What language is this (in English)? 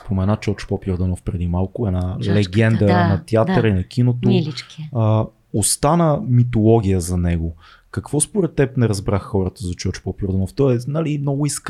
Bulgarian